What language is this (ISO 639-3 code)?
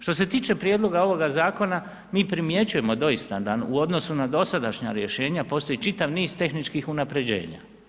hrv